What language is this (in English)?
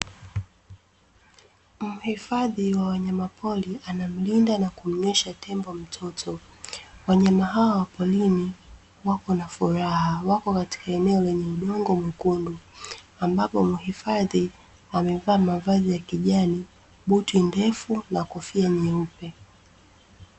Swahili